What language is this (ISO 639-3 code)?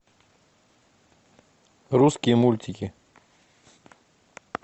rus